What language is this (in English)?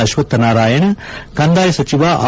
Kannada